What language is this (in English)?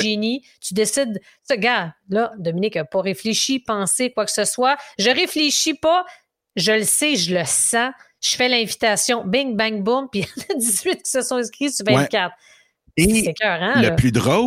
French